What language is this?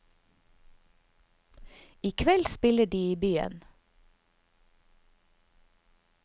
Norwegian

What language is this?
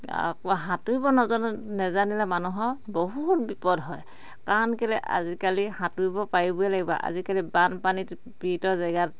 Assamese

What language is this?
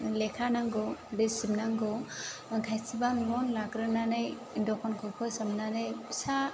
Bodo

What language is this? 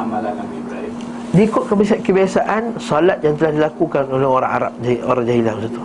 Malay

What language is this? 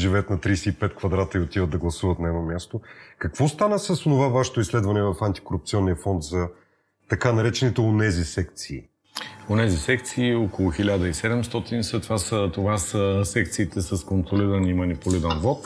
Bulgarian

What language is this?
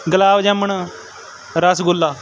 Punjabi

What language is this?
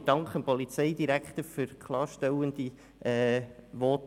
Swiss German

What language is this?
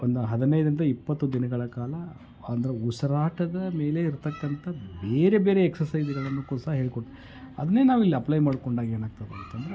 Kannada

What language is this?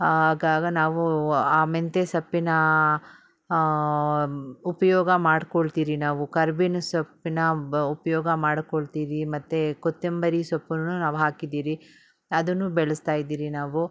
Kannada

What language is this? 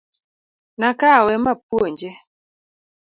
Luo (Kenya and Tanzania)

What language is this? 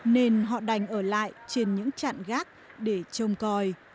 Vietnamese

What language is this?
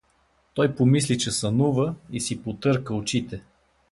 Bulgarian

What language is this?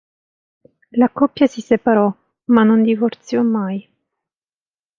Italian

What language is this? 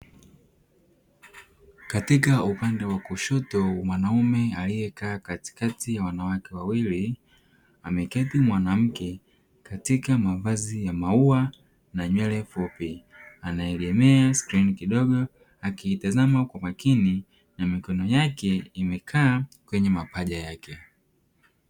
Swahili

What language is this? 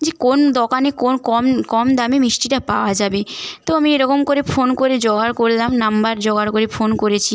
Bangla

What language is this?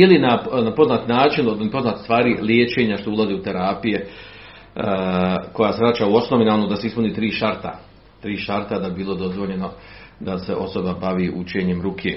Croatian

